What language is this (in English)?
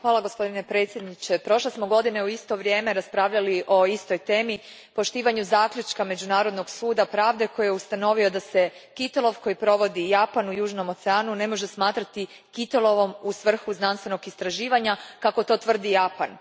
Croatian